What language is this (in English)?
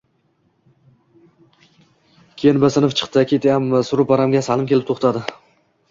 Uzbek